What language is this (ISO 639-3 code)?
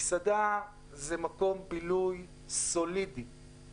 heb